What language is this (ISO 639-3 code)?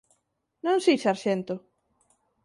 glg